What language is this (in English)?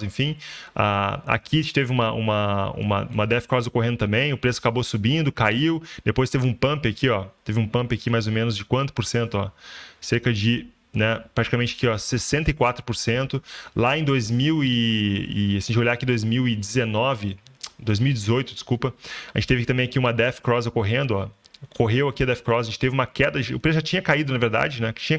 Portuguese